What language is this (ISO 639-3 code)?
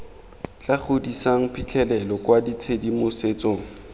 tsn